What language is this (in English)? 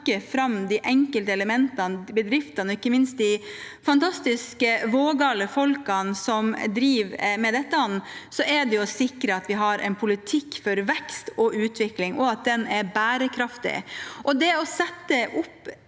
Norwegian